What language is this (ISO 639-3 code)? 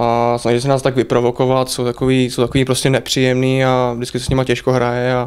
ces